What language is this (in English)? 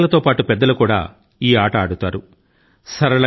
Telugu